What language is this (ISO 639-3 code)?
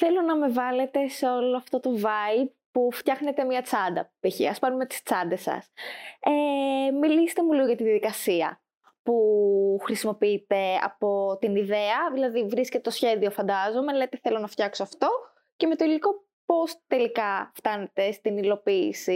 ell